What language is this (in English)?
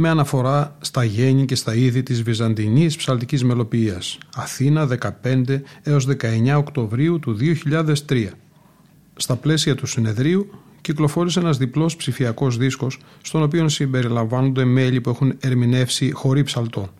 Greek